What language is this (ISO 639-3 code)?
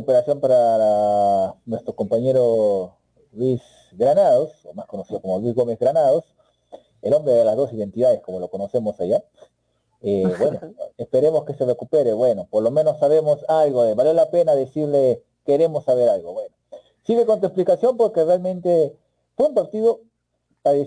spa